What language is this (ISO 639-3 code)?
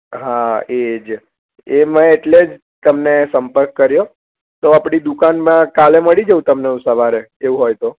guj